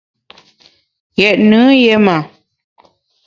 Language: Bamun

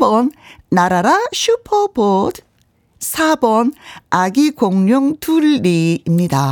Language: Korean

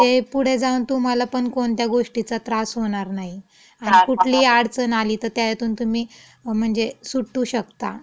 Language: Marathi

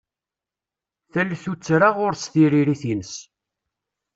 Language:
Kabyle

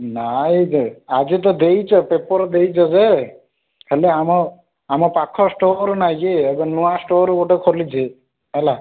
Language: Odia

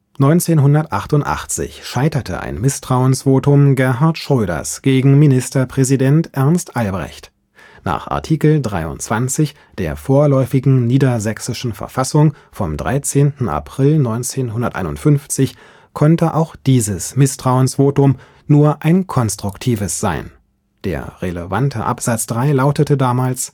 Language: German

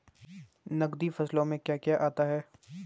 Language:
Hindi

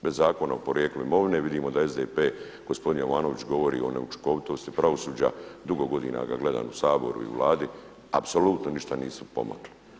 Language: Croatian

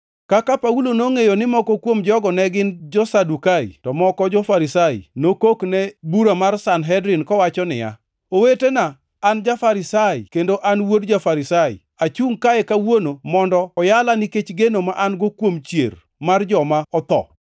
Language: Luo (Kenya and Tanzania)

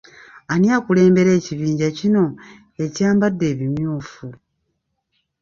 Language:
Ganda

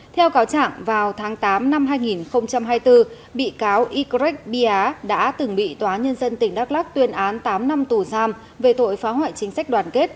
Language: Vietnamese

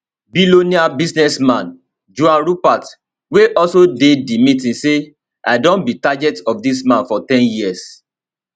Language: Nigerian Pidgin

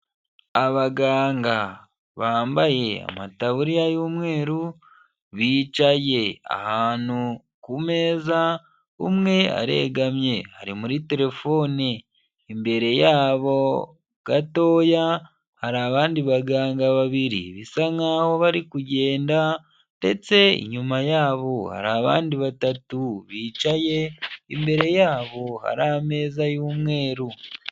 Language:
Kinyarwanda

